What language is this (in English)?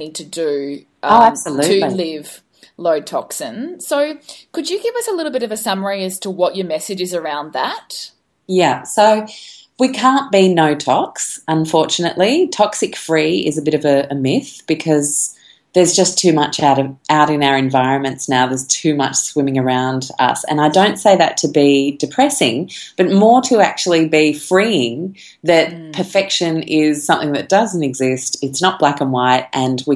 English